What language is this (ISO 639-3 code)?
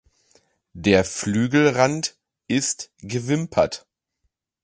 deu